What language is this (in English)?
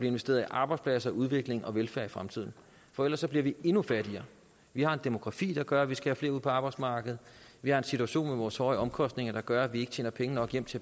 Danish